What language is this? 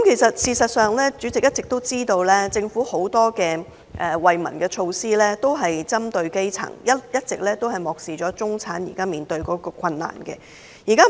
Cantonese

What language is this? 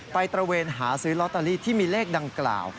Thai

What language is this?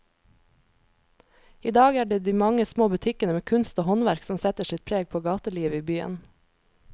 Norwegian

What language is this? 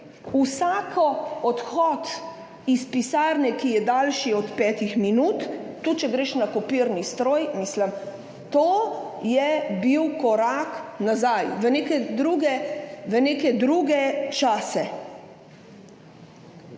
Slovenian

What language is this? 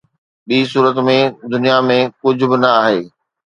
Sindhi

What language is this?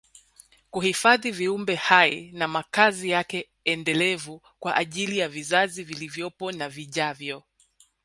Swahili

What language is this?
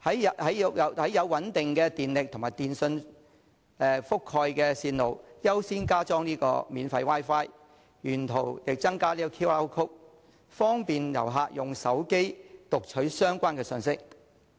Cantonese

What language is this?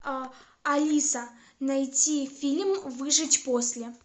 Russian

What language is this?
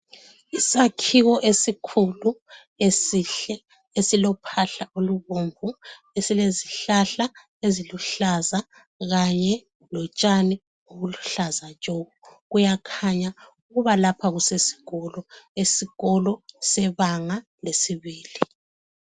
North Ndebele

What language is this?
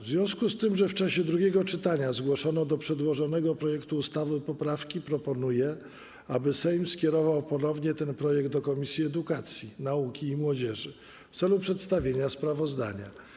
Polish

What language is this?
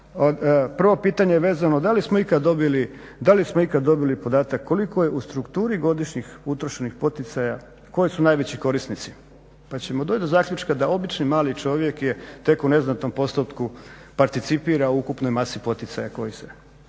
Croatian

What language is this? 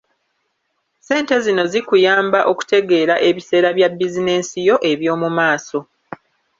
Ganda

